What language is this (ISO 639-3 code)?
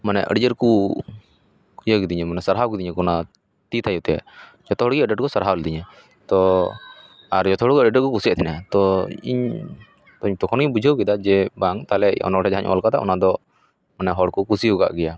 sat